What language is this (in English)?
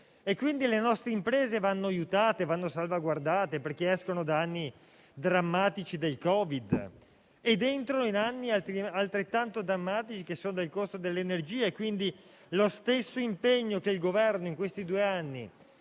Italian